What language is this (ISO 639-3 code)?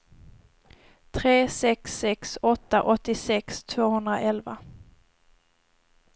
swe